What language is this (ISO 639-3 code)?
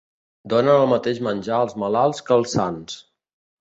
cat